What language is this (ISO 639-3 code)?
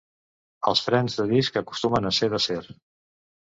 cat